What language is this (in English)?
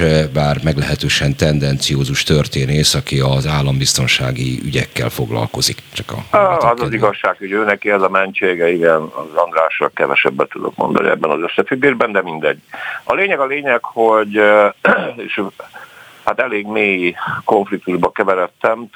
Hungarian